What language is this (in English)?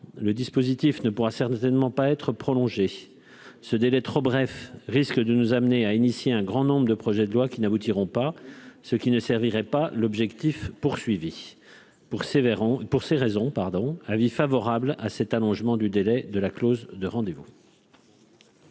French